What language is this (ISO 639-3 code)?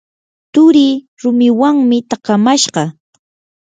qur